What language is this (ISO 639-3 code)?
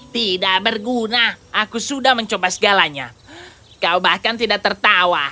ind